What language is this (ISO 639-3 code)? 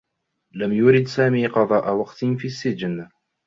ara